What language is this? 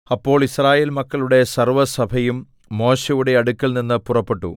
Malayalam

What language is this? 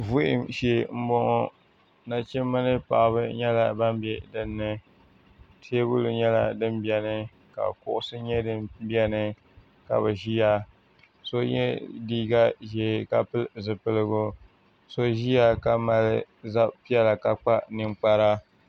Dagbani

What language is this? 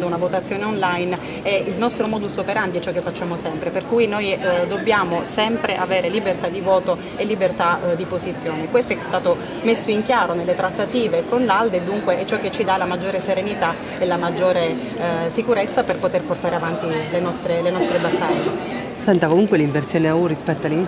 Italian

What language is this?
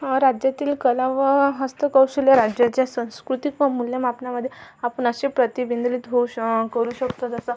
Marathi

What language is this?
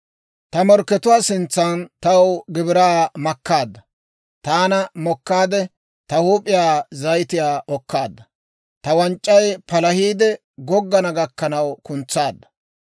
Dawro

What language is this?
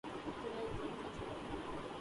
Urdu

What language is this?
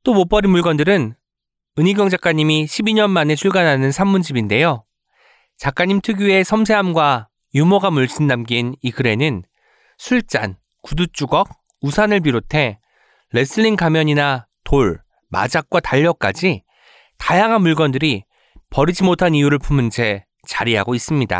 Korean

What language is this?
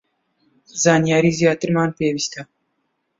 Central Kurdish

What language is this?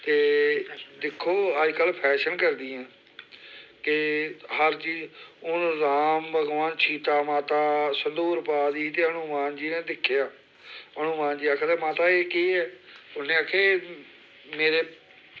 Dogri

